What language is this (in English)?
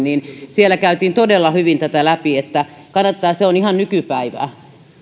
Finnish